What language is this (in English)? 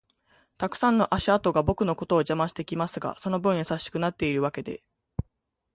Japanese